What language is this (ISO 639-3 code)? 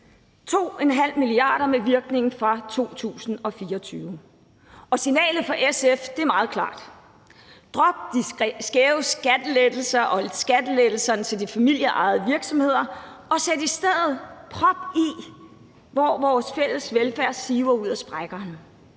dan